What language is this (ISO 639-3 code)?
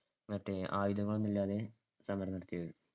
mal